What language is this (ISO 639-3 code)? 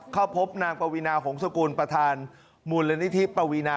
tha